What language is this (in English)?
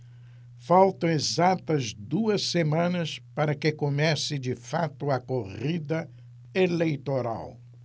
Portuguese